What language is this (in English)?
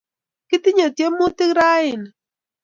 Kalenjin